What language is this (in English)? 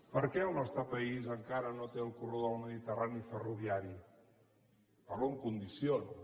Catalan